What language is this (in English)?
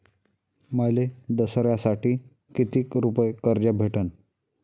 Marathi